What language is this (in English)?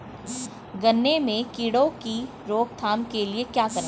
Hindi